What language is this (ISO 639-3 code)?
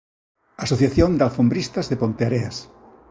glg